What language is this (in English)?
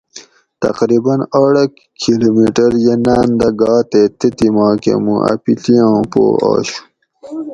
Gawri